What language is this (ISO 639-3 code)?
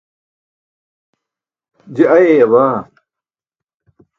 bsk